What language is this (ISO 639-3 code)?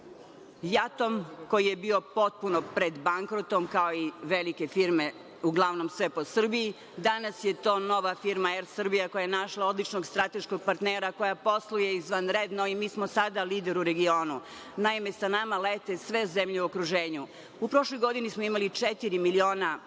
srp